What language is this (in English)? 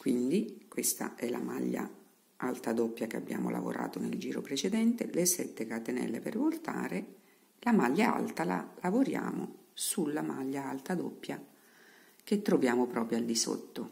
Italian